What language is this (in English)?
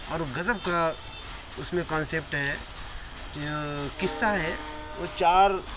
Urdu